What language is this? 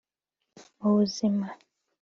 Kinyarwanda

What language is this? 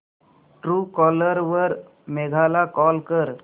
Marathi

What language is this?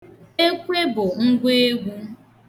Igbo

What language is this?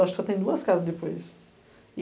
Portuguese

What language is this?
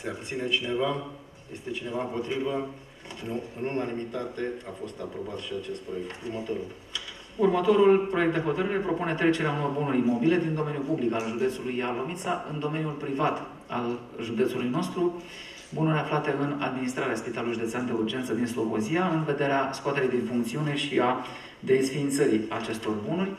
Romanian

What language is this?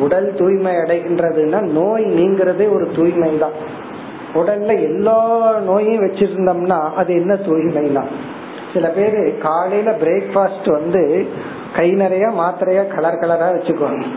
Tamil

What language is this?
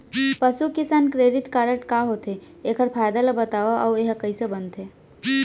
Chhattisgarhi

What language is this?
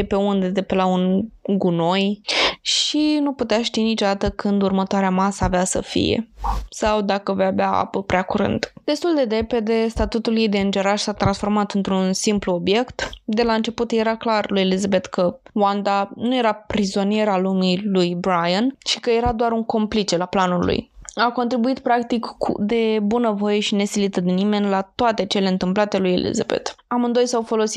Romanian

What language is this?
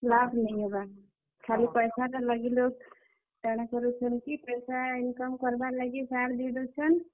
Odia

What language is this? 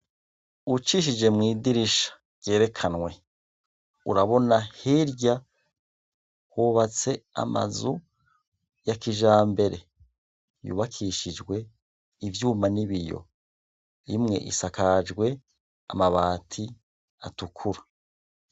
Rundi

